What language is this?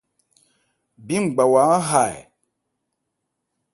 Ebrié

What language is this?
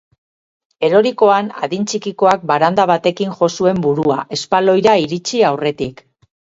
Basque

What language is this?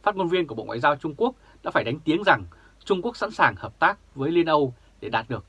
Vietnamese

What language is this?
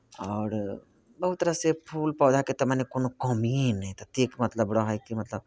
Maithili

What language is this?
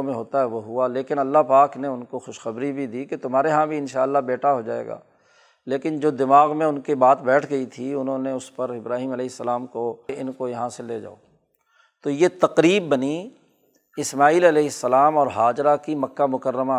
Urdu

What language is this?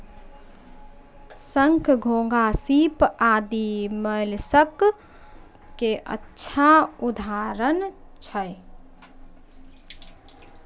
Maithili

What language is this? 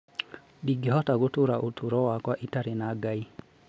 Kikuyu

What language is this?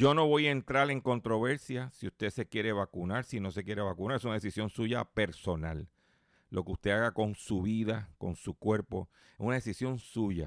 Spanish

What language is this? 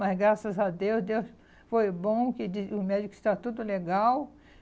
Portuguese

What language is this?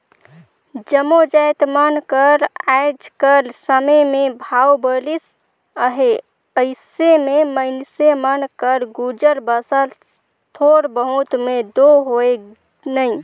Chhattisgarhi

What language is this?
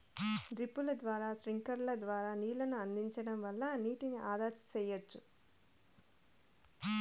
Telugu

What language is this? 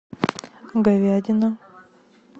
Russian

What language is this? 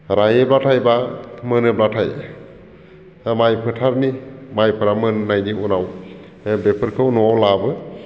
Bodo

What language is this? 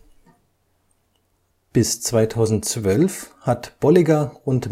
German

